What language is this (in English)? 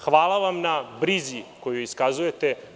Serbian